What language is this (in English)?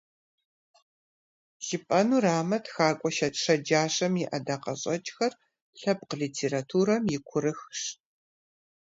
Kabardian